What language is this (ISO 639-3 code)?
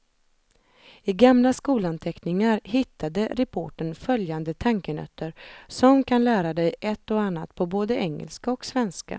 swe